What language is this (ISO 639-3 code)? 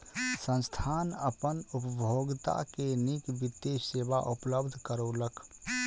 mai